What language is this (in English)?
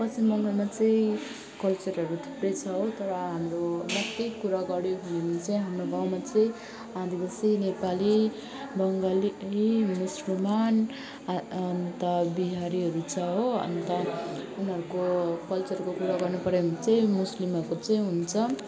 Nepali